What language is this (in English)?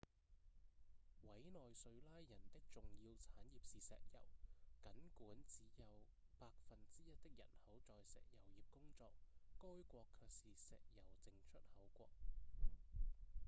Cantonese